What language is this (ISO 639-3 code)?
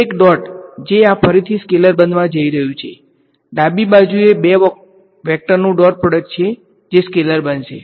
guj